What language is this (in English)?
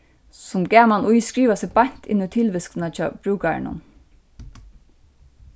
Faroese